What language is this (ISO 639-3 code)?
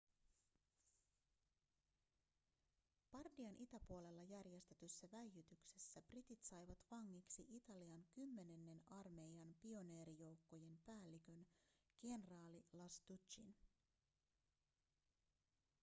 fin